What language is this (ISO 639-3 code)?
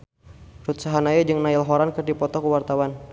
sun